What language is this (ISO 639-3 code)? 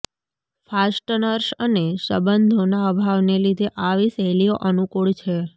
guj